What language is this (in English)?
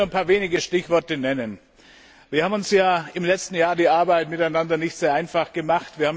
German